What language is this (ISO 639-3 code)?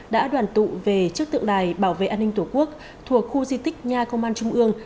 vie